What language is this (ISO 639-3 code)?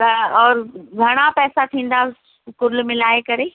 snd